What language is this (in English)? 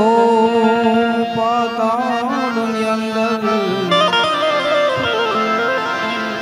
Arabic